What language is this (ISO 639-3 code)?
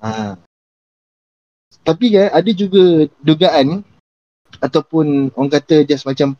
msa